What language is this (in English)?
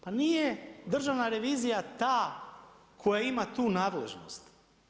Croatian